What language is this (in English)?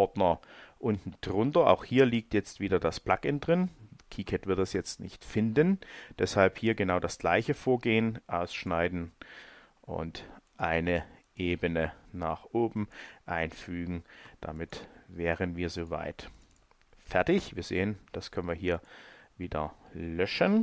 German